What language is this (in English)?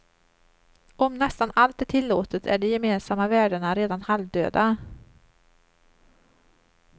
Swedish